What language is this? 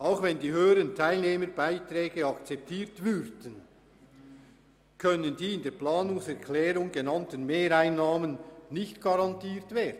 Swiss German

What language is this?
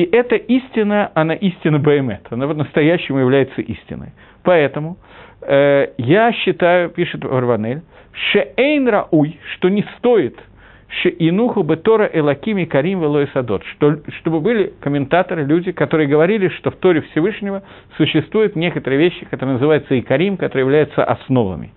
Russian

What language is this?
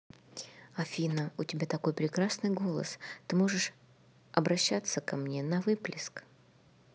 Russian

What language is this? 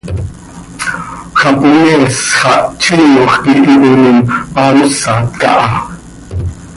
Seri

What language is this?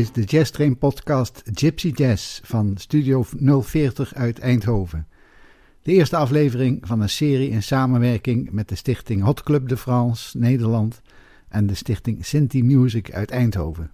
Dutch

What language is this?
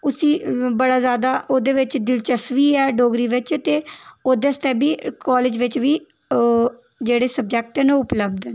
Dogri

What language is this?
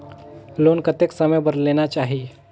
Chhattisgarhi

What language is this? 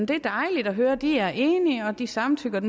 Danish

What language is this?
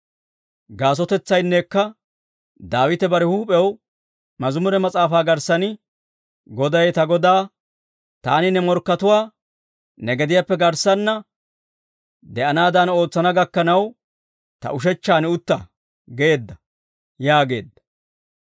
Dawro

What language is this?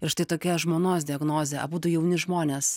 Lithuanian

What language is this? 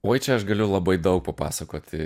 Lithuanian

